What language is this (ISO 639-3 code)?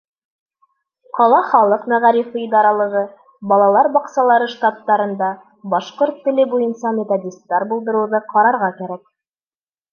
bak